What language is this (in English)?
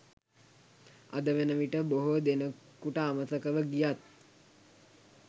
Sinhala